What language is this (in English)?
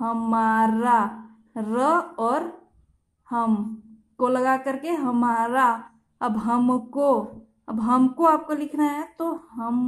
Hindi